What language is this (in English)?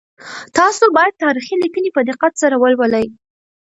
Pashto